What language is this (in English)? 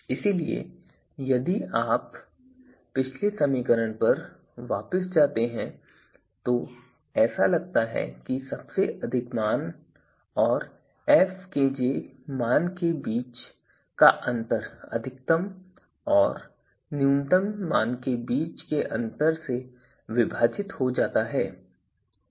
Hindi